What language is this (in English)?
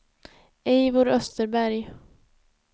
Swedish